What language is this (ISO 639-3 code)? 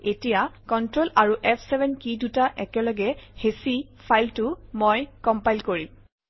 asm